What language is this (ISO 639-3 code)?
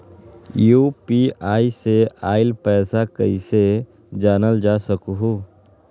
mag